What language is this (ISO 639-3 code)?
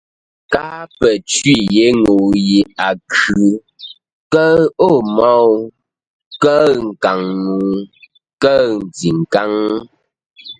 nla